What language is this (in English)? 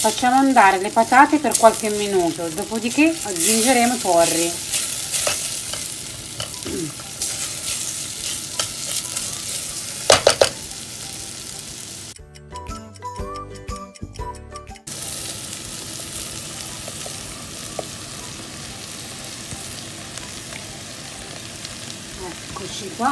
Italian